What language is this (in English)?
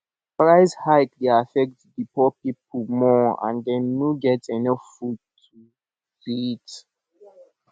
Nigerian Pidgin